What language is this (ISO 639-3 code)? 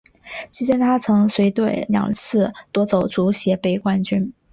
zho